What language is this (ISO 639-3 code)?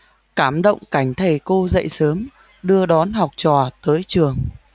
vie